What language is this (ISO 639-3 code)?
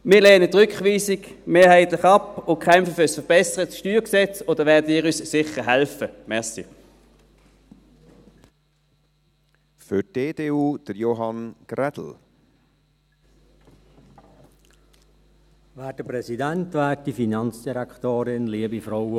gsw